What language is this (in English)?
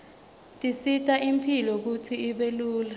Swati